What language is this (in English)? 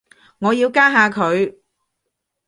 Cantonese